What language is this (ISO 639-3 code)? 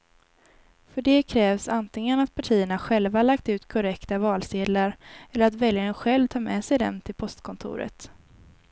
swe